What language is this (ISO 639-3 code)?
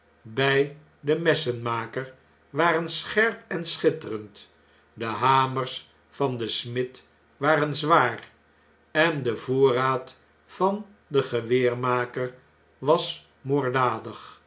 nld